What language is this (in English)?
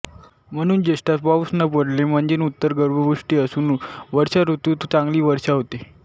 Marathi